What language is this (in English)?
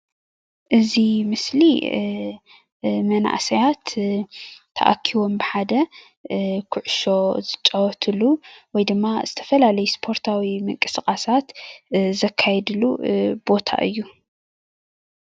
Tigrinya